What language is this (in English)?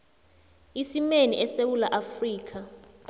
South Ndebele